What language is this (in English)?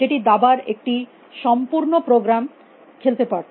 Bangla